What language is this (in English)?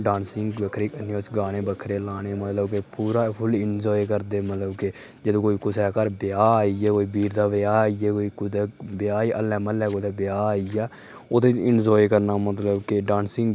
Dogri